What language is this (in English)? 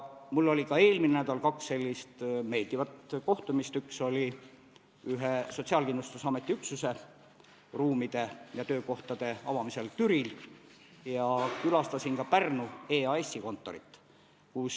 Estonian